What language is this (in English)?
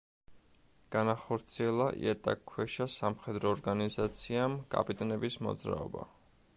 Georgian